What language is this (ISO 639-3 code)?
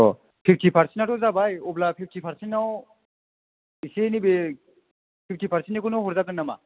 brx